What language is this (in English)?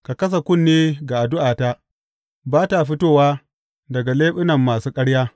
Hausa